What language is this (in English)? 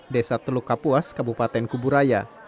Indonesian